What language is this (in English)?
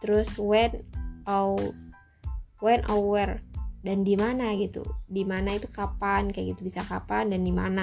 Indonesian